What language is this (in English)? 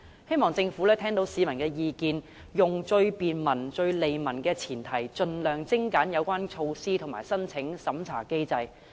Cantonese